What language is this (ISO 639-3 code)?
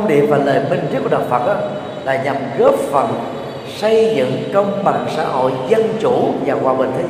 vie